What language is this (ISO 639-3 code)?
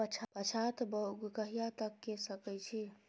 mai